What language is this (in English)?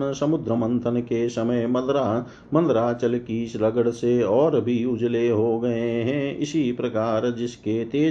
Hindi